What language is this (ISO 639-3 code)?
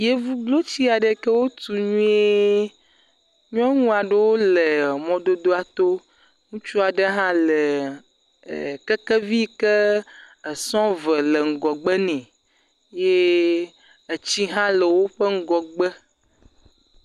ewe